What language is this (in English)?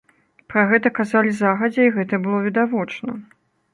Belarusian